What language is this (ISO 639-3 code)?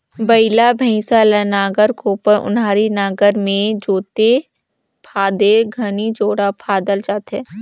hne